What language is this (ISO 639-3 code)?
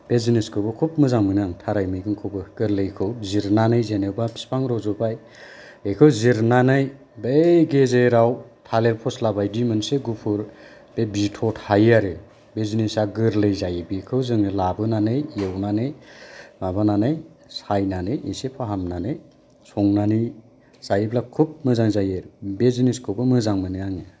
brx